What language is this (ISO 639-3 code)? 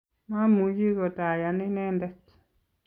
kln